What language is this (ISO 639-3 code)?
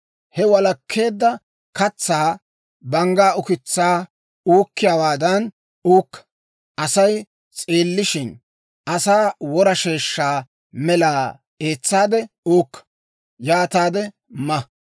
dwr